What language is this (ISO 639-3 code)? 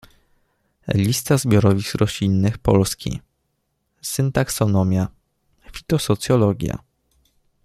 pol